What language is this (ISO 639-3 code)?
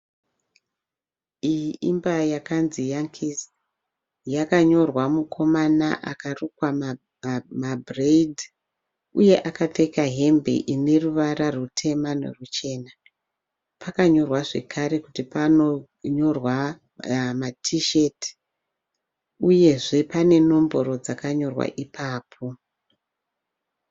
sna